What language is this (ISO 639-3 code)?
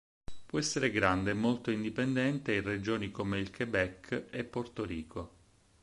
ita